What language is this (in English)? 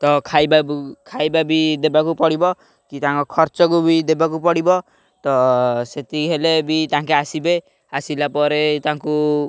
Odia